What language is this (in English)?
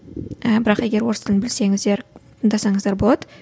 Kazakh